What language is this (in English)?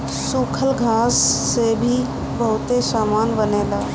Bhojpuri